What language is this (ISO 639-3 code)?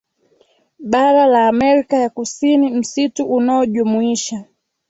swa